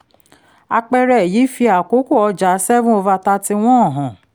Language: Yoruba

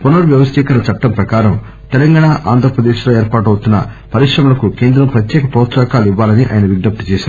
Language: Telugu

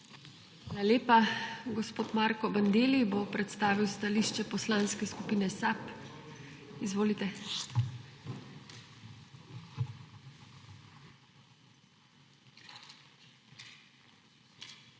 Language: Slovenian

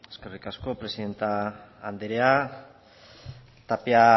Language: Basque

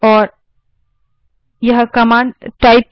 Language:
Hindi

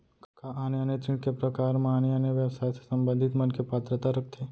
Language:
Chhattisgarhi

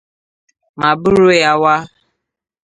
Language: Igbo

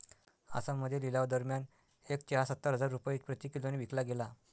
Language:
Marathi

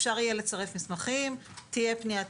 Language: Hebrew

